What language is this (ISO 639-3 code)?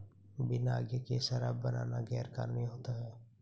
hin